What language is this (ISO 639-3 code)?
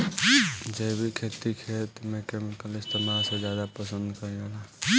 bho